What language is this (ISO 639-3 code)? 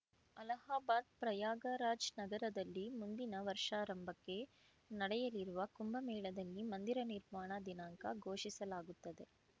kan